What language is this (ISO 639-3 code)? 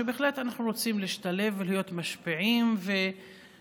heb